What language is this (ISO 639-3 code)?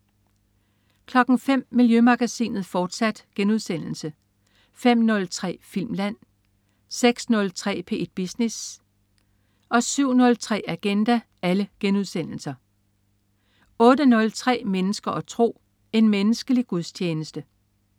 dan